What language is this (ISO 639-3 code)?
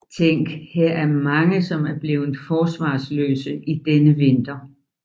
dan